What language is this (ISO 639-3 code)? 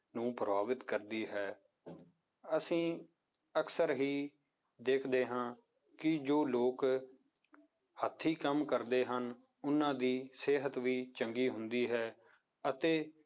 pan